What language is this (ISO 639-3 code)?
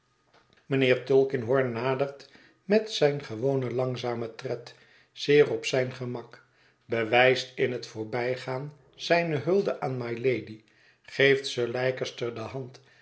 nld